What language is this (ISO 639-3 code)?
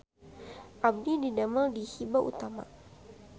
sun